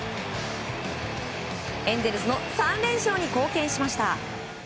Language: Japanese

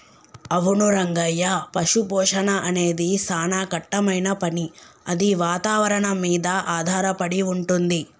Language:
Telugu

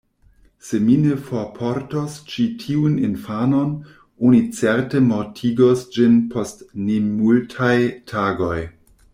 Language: Esperanto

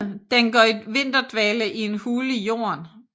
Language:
Danish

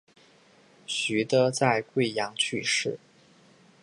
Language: Chinese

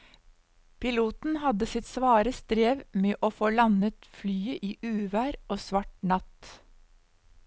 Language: Norwegian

